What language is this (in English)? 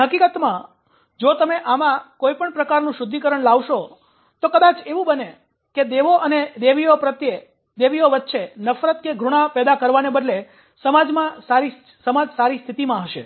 Gujarati